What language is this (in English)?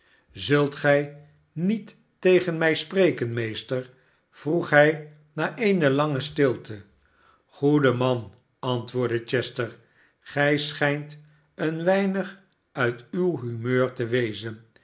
Dutch